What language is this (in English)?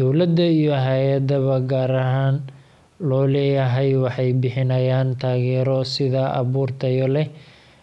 Somali